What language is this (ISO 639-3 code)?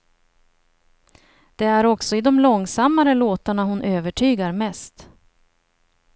swe